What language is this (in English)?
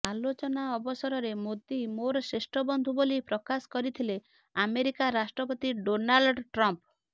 Odia